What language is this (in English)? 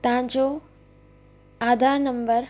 Sindhi